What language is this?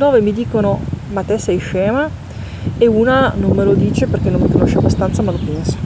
Italian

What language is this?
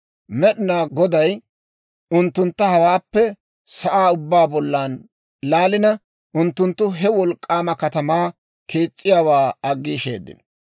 Dawro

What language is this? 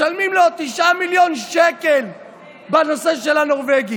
Hebrew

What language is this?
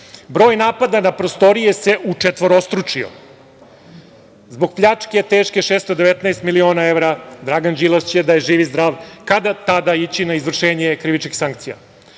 Serbian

